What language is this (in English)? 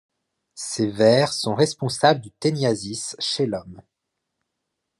French